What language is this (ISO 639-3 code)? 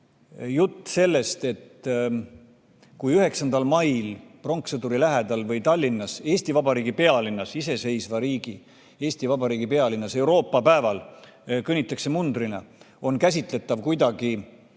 est